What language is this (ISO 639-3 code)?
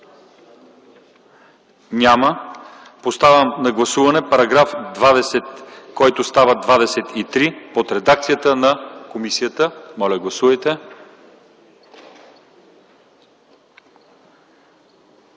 bul